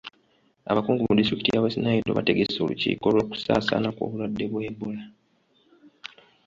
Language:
Ganda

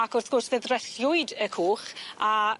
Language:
Welsh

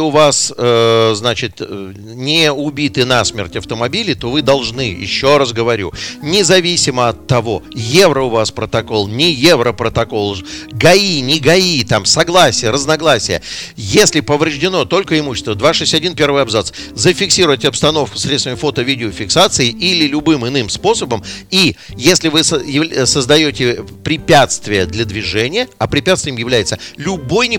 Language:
Russian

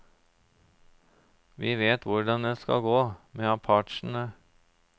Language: Norwegian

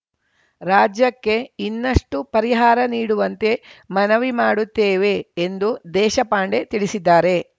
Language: Kannada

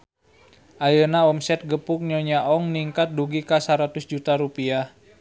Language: Sundanese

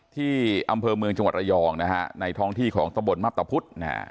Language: Thai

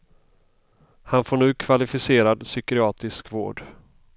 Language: Swedish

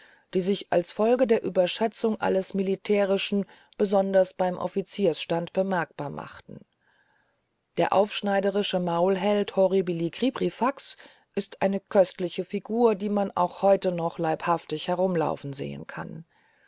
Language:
German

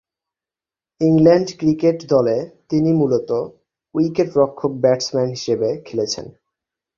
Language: Bangla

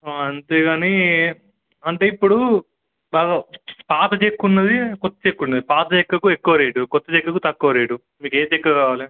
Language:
Telugu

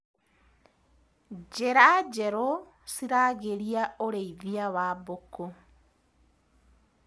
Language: Kikuyu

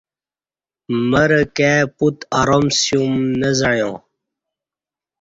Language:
Kati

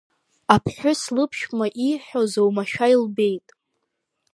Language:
Abkhazian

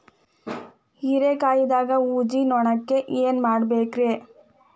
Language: Kannada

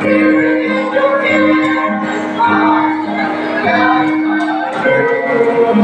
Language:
English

